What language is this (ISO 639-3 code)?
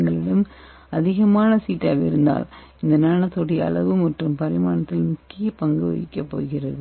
tam